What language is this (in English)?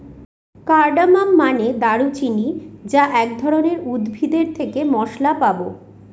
Bangla